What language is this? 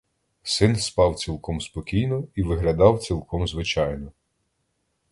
Ukrainian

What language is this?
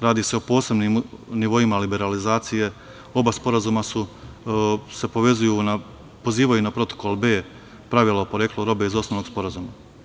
Serbian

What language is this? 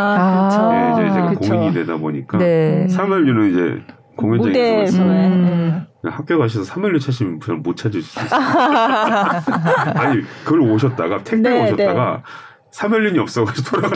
Korean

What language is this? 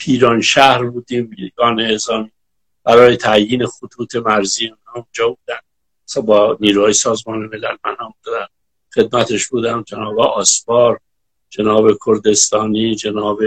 Persian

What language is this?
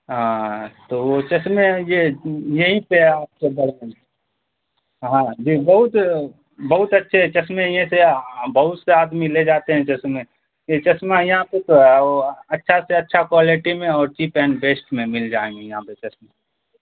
Urdu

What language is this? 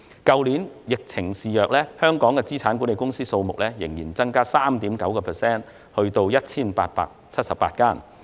Cantonese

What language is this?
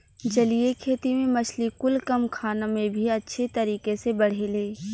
Bhojpuri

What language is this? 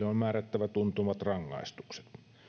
Finnish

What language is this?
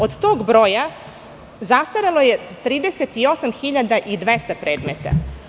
Serbian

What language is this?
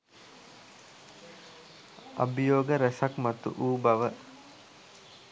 Sinhala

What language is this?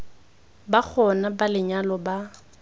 Tswana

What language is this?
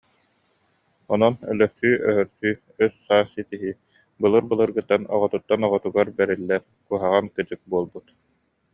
Yakut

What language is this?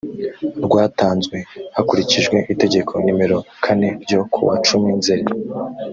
Kinyarwanda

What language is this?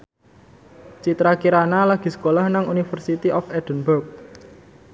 Javanese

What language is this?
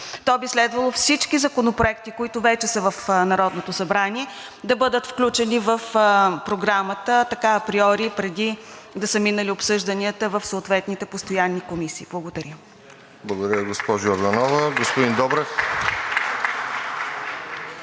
Bulgarian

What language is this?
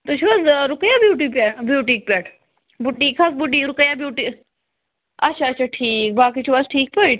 Kashmiri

